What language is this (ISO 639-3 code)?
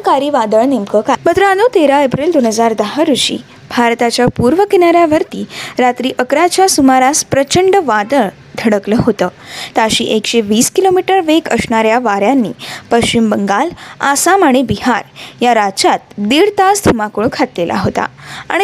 mar